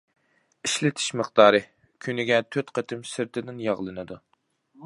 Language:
Uyghur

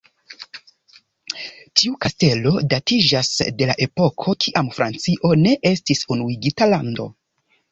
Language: Esperanto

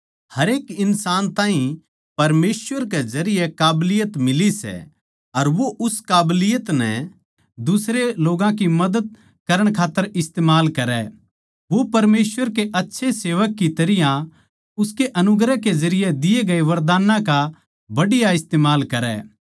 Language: Haryanvi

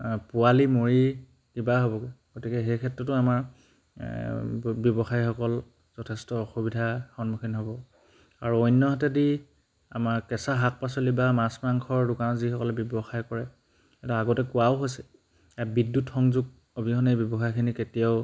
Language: Assamese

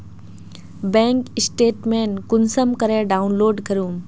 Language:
Magahi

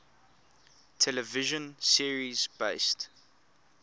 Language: English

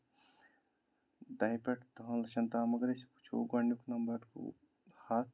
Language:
Kashmiri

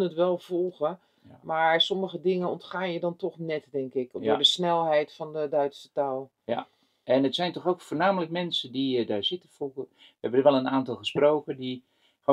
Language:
Dutch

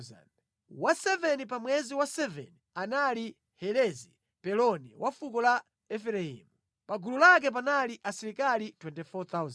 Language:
Nyanja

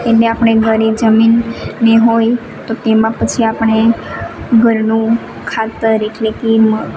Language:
Gujarati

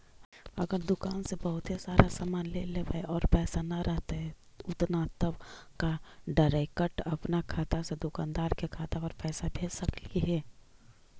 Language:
Magahi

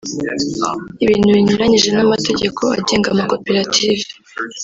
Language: Kinyarwanda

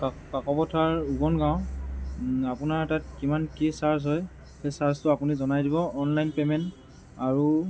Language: Assamese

